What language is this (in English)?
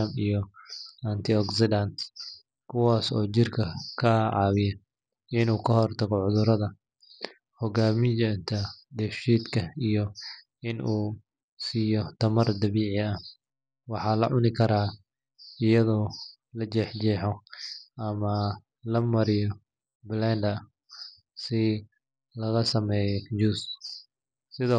Somali